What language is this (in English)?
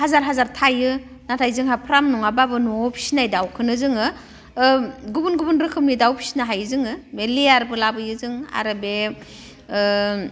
Bodo